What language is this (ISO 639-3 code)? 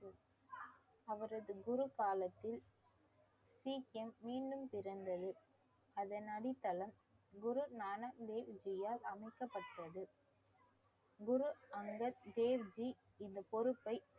tam